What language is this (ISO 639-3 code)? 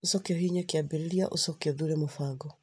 kik